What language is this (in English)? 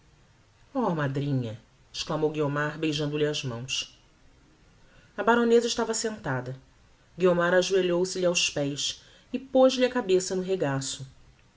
Portuguese